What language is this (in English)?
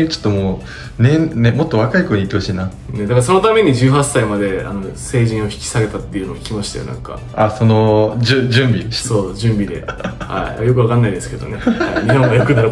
Japanese